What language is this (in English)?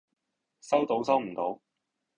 Cantonese